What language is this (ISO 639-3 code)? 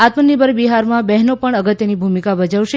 guj